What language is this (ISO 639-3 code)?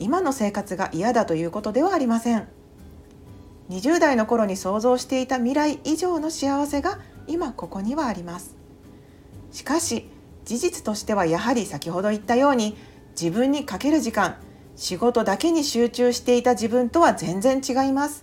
jpn